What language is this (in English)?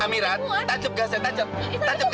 Indonesian